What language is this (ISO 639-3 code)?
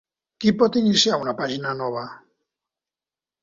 cat